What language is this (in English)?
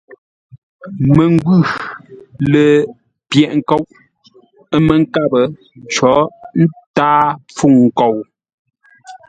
Ngombale